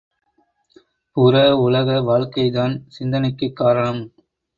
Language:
Tamil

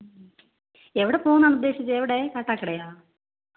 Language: Malayalam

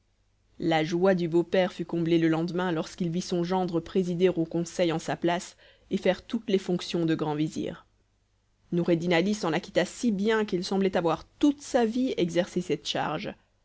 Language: French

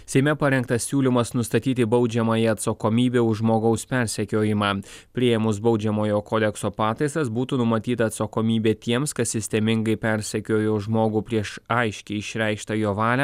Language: Lithuanian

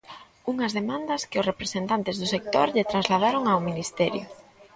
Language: Galician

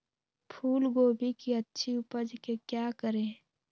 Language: Magahi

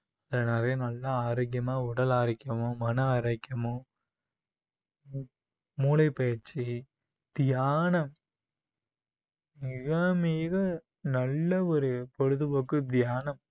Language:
Tamil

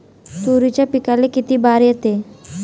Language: Marathi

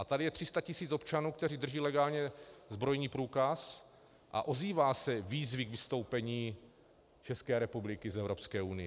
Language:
Czech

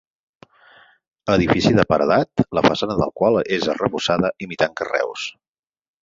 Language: Catalan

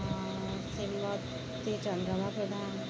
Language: Odia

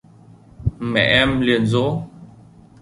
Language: Vietnamese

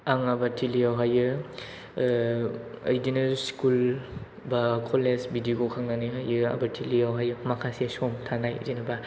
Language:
Bodo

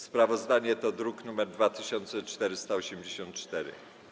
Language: Polish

